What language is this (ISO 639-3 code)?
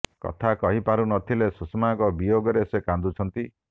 ori